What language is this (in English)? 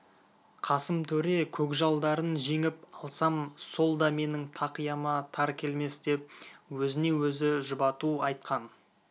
Kazakh